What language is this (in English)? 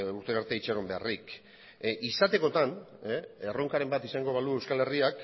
Basque